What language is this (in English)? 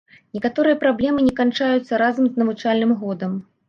Belarusian